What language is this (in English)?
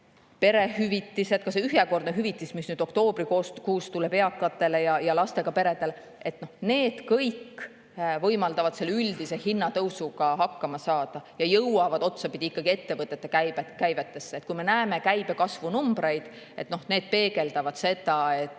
Estonian